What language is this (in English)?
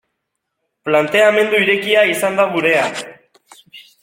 Basque